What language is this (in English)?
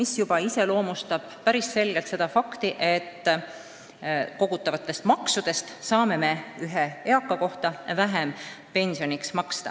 Estonian